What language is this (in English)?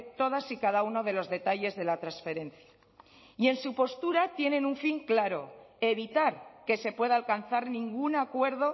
Spanish